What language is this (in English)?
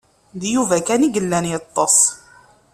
Kabyle